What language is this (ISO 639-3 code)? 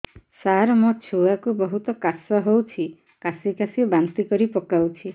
ori